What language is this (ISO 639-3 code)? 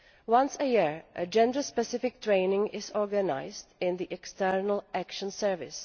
eng